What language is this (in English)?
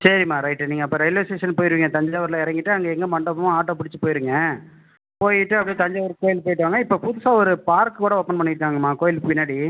Tamil